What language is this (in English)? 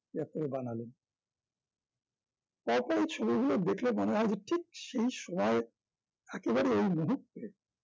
Bangla